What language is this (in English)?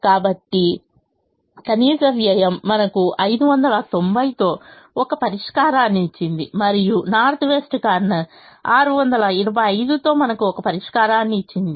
Telugu